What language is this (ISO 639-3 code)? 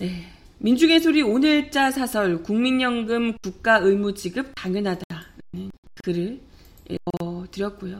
kor